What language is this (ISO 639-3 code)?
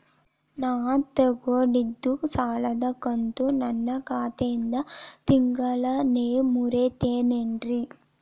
kan